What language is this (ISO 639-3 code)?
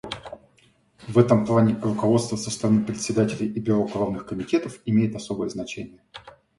rus